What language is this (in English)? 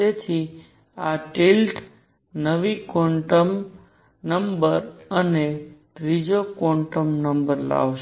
Gujarati